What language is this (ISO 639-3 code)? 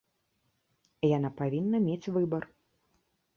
bel